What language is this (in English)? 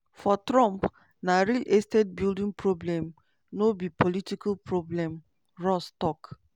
Nigerian Pidgin